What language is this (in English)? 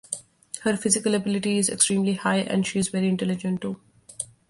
English